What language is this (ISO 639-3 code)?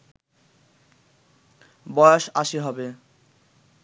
ben